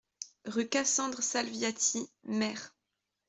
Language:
French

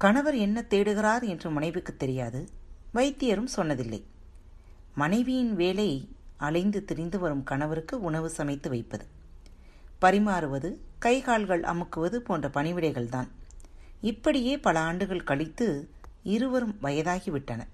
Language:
Tamil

